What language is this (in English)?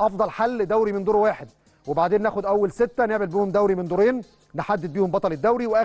Arabic